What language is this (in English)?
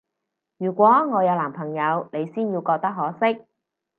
Cantonese